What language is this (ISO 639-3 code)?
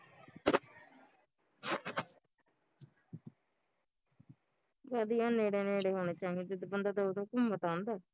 pan